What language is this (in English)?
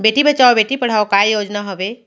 Chhattisgarhi